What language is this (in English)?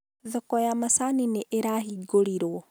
Kikuyu